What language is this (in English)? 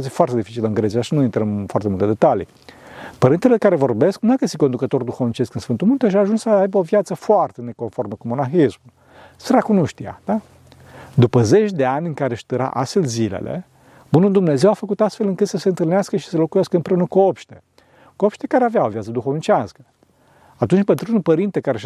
Romanian